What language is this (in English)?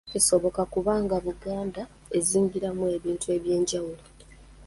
Ganda